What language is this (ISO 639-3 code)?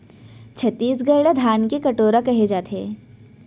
hne